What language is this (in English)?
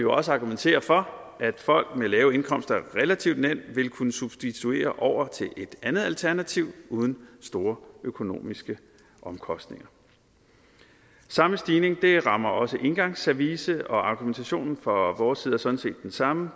Danish